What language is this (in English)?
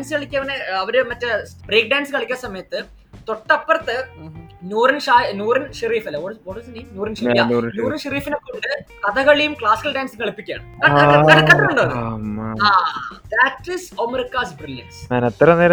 Malayalam